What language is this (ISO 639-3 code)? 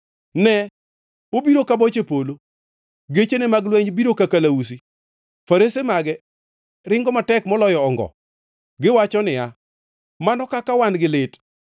luo